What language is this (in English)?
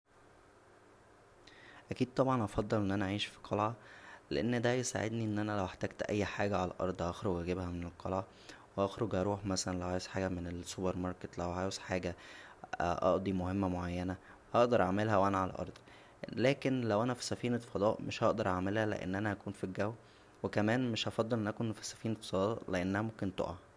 Egyptian Arabic